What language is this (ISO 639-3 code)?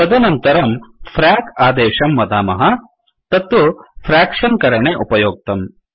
san